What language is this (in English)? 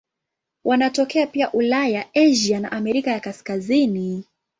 Swahili